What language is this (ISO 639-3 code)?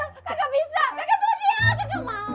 ind